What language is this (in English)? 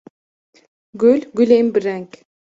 Kurdish